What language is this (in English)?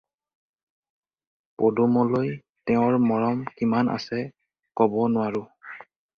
Assamese